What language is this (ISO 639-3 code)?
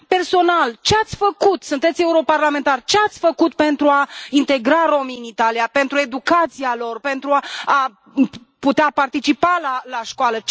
ron